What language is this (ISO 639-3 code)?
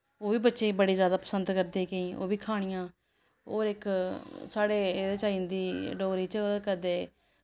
doi